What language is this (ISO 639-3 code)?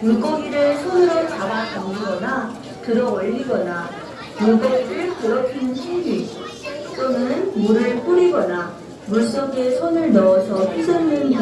kor